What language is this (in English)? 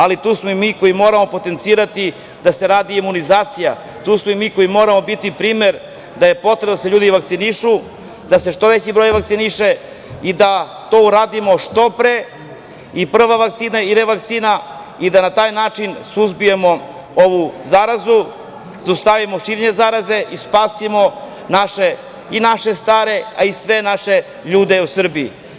Serbian